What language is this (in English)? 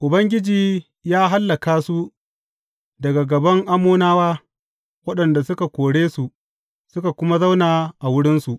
Hausa